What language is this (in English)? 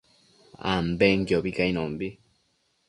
Matsés